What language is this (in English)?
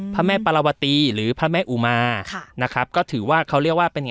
Thai